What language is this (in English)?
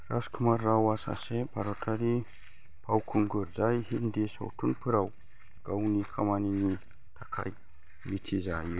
Bodo